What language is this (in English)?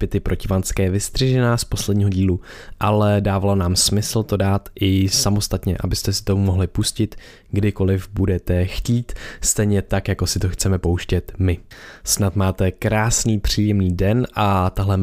Czech